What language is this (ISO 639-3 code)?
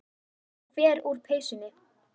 isl